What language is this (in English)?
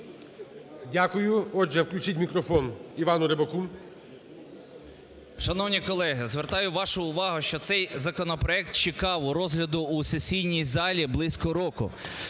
Ukrainian